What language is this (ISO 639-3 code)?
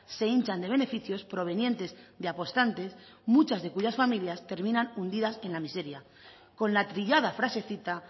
spa